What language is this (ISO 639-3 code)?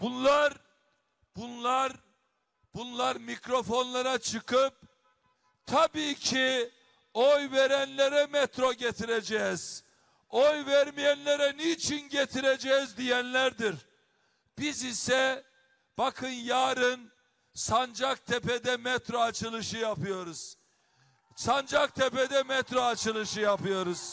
tur